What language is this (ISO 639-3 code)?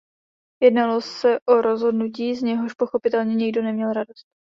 ces